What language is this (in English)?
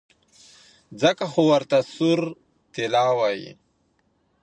Pashto